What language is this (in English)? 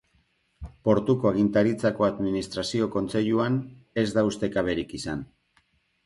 Basque